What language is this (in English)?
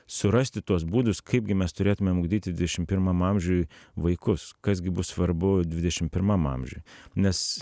Lithuanian